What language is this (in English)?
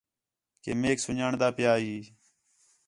Khetrani